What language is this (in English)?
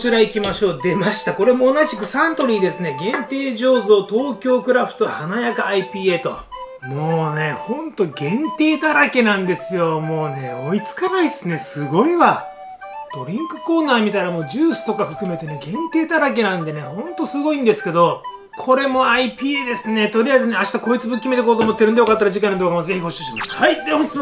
Japanese